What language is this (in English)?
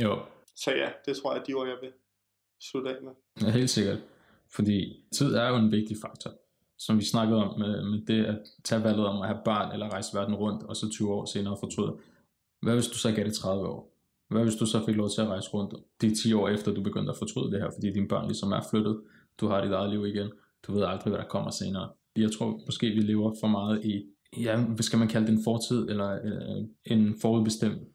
Danish